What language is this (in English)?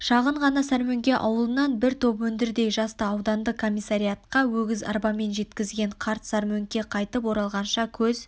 Kazakh